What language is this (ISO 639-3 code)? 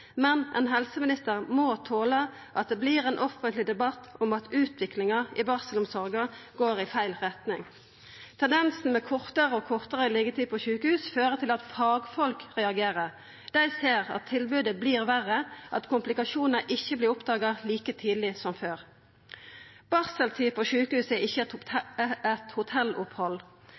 nno